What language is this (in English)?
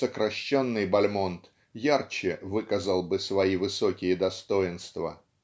Russian